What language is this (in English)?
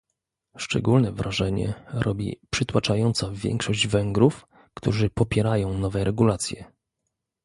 Polish